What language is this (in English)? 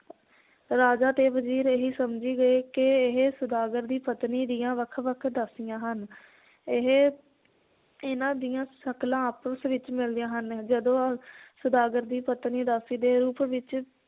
Punjabi